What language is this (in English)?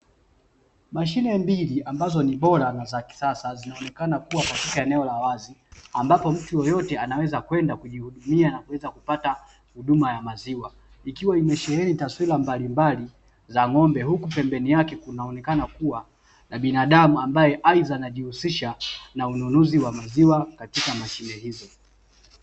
Swahili